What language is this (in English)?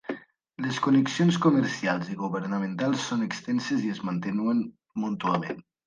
Catalan